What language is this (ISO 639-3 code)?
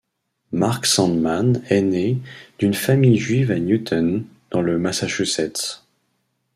fra